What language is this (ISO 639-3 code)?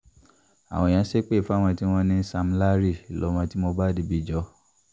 yor